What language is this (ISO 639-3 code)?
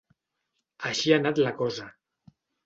cat